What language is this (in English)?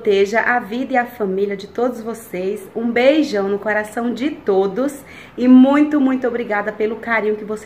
Portuguese